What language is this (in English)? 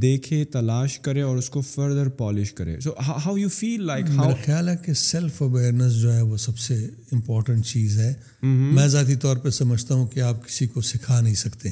Urdu